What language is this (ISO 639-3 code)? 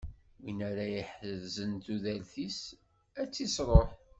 kab